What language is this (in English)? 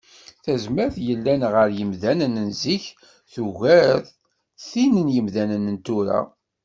Kabyle